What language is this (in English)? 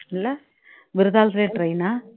Tamil